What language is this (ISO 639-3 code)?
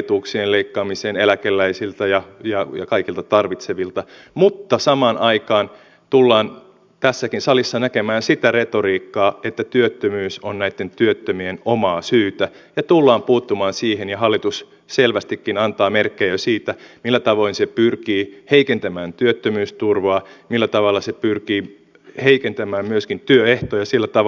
fin